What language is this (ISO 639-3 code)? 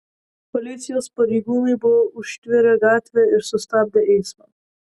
lit